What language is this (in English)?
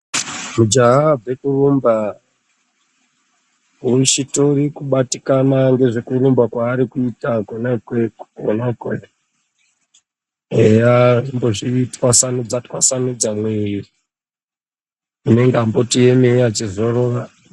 Ndau